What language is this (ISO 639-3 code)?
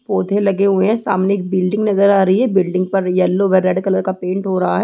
hin